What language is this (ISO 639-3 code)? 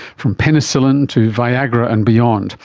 eng